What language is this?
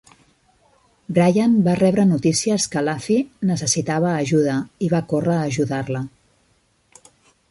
Catalan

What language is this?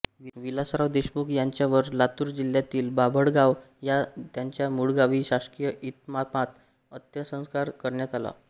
Marathi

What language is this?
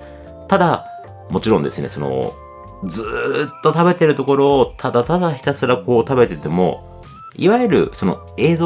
Japanese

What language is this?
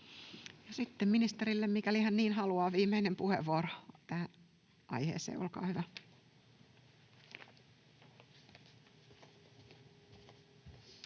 Finnish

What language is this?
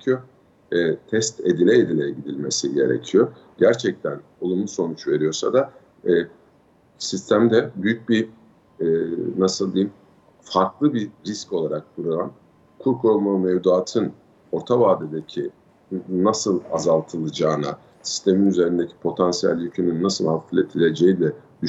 Turkish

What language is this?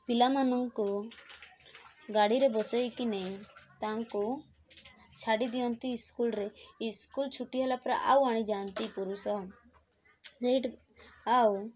Odia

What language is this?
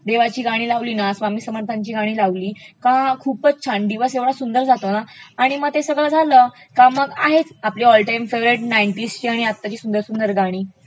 Marathi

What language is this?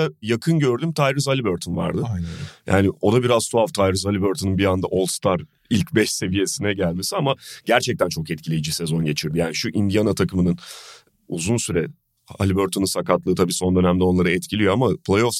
Turkish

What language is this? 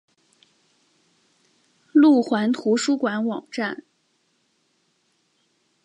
Chinese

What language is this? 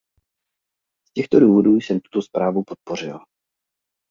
Czech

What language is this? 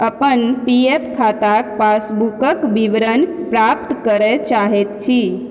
Maithili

